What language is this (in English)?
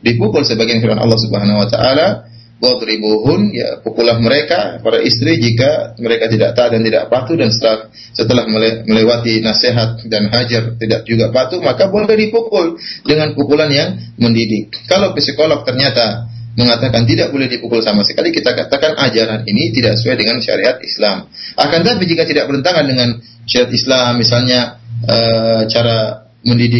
Malay